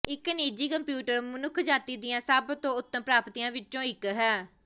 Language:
Punjabi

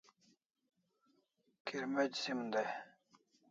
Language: Kalasha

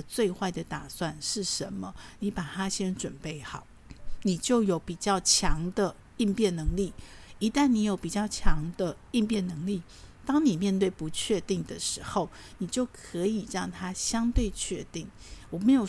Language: Chinese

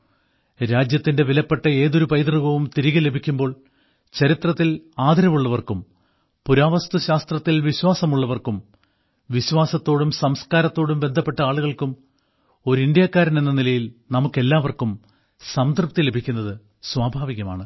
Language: Malayalam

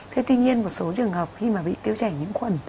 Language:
Vietnamese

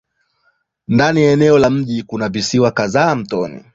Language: Swahili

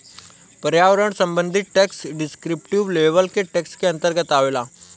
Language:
Bhojpuri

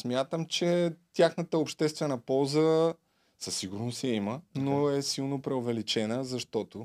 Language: Bulgarian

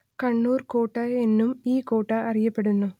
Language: Malayalam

